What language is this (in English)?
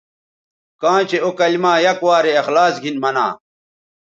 Bateri